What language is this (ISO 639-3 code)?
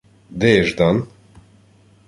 ukr